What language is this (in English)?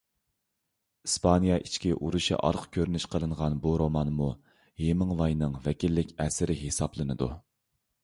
Uyghur